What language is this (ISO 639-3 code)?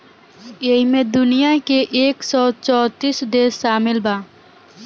bho